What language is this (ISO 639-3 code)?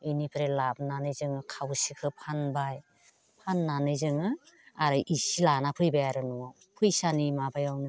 brx